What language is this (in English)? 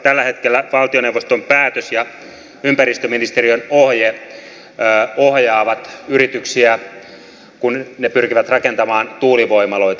Finnish